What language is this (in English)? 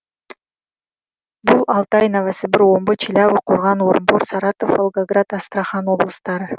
Kazakh